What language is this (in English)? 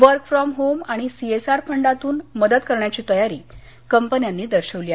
Marathi